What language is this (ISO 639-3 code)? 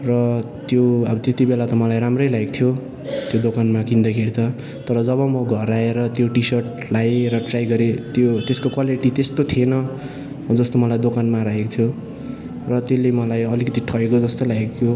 nep